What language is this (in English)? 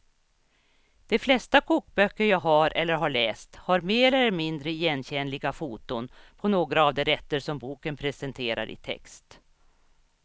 Swedish